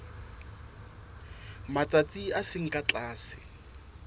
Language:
Southern Sotho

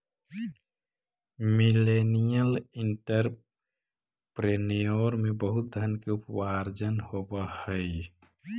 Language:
Magahi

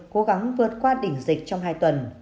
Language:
Vietnamese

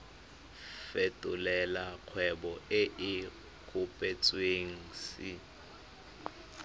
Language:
Tswana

